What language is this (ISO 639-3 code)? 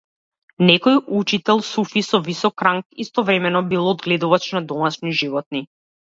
mkd